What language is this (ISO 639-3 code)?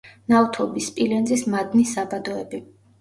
kat